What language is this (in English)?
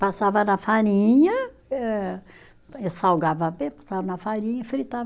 Portuguese